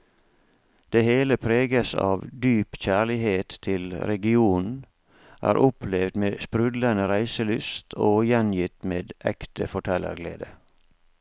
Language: Norwegian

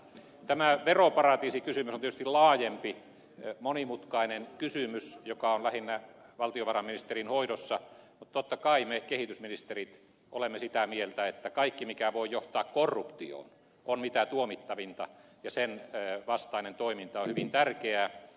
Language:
Finnish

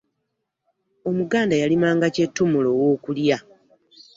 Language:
Ganda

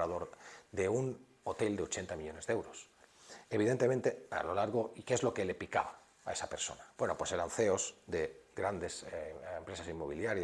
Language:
Spanish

